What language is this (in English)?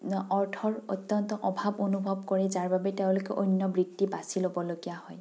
Assamese